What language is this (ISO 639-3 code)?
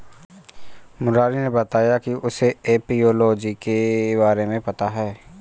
hin